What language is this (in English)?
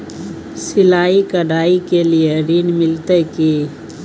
Maithili